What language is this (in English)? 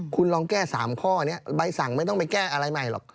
Thai